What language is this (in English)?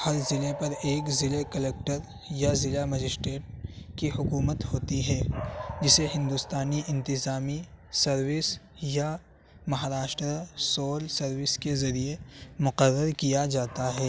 Urdu